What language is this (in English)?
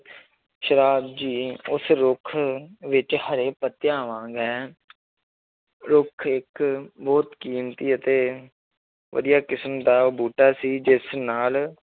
Punjabi